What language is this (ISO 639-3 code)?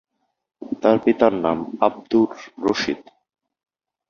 ben